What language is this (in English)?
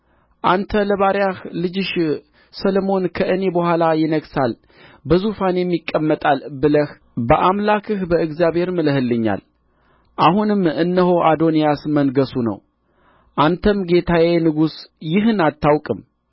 Amharic